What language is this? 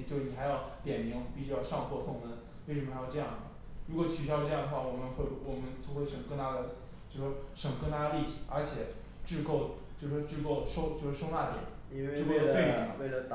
Chinese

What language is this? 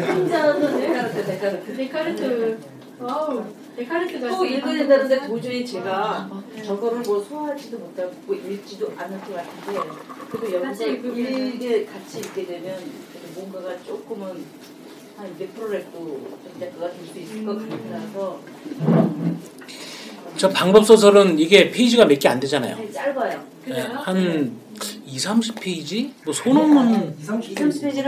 Korean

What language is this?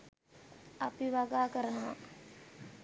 Sinhala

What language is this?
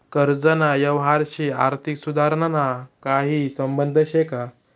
Marathi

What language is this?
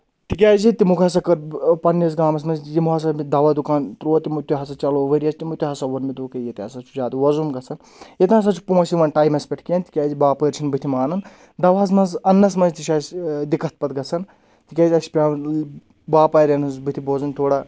Kashmiri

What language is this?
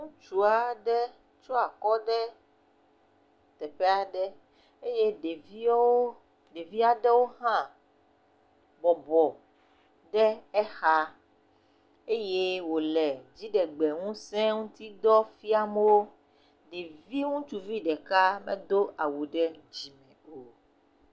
Ewe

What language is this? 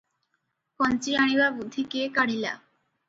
Odia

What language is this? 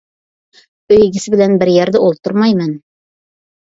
Uyghur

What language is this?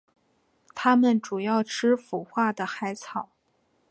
Chinese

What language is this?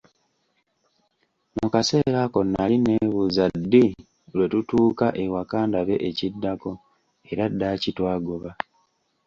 Ganda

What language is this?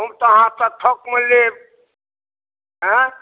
Maithili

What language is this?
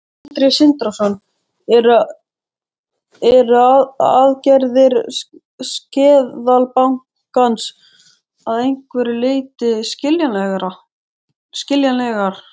Icelandic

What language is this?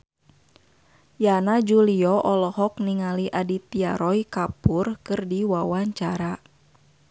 Sundanese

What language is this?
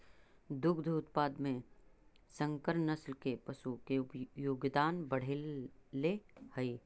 Magahi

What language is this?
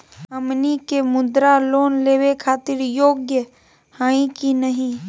Magahi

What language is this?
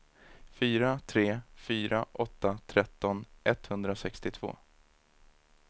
Swedish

